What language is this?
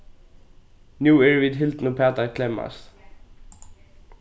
Faroese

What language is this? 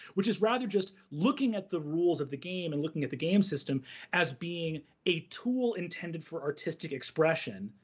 English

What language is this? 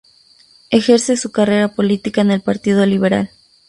Spanish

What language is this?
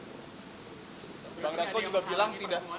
Indonesian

